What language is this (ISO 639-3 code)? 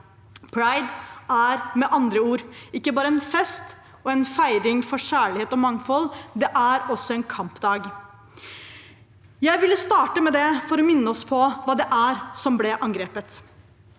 nor